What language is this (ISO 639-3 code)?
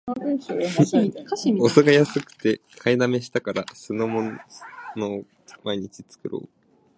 jpn